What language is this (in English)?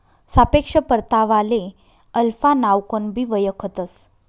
Marathi